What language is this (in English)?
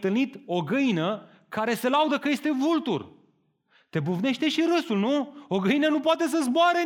Romanian